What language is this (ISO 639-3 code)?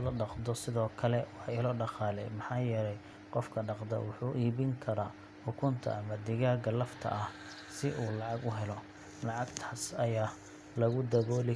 som